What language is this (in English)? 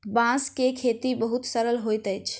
Maithili